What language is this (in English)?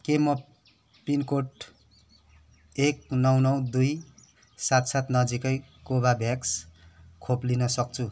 Nepali